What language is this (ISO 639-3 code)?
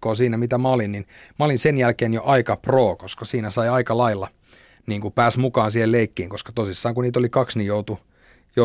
fin